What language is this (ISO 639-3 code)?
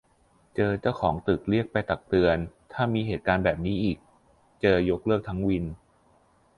tha